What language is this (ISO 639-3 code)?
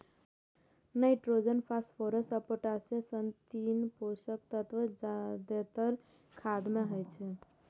mai